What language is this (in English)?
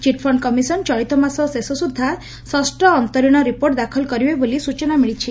Odia